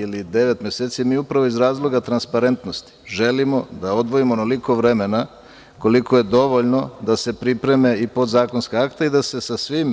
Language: Serbian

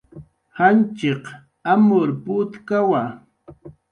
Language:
Jaqaru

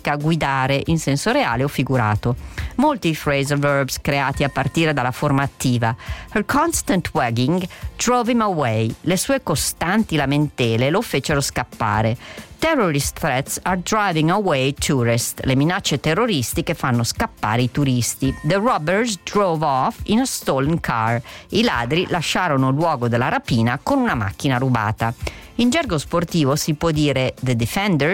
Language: Italian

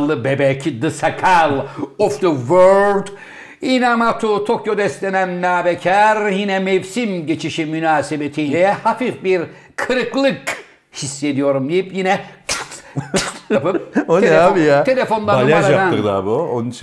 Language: Turkish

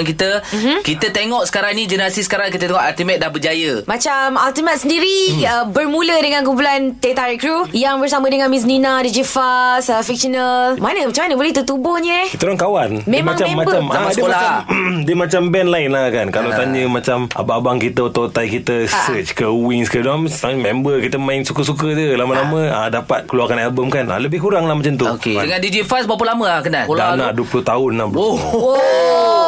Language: Malay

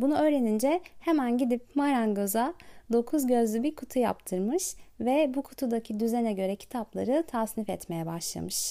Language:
Turkish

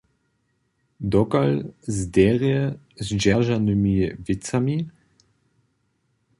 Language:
Upper Sorbian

